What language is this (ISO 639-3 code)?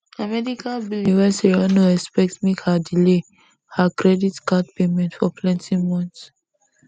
pcm